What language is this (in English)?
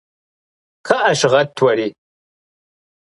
Kabardian